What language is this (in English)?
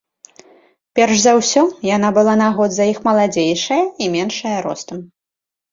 Belarusian